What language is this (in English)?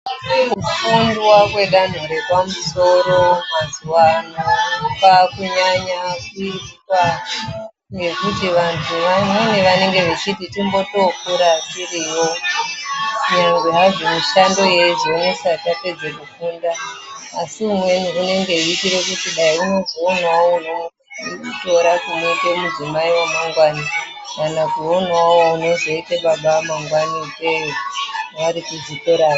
Ndau